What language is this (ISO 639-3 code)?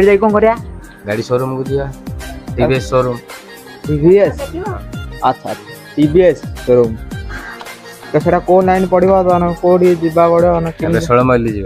ind